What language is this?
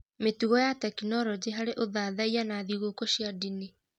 Kikuyu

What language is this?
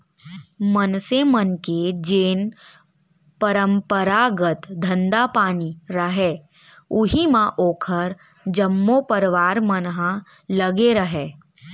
Chhattisgarhi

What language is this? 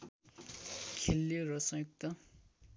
Nepali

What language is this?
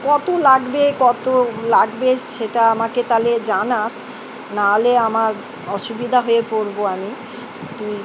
Bangla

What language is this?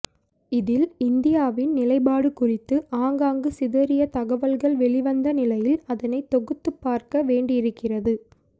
Tamil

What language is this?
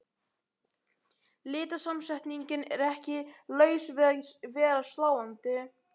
Icelandic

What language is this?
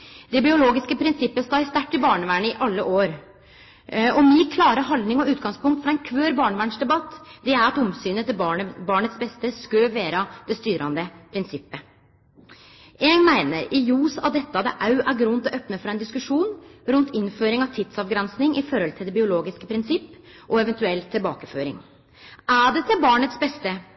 Norwegian Nynorsk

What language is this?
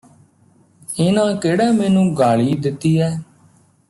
Punjabi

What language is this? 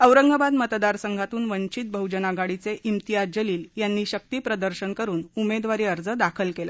Marathi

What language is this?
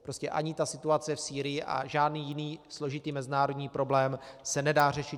Czech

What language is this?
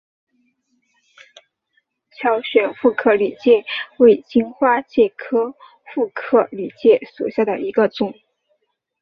Chinese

